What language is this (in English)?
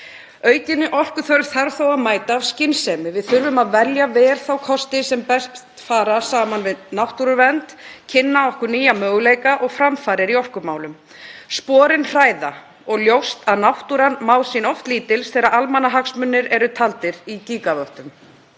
Icelandic